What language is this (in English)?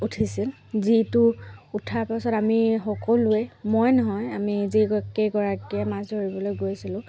Assamese